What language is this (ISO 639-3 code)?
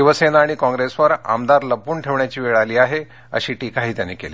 mar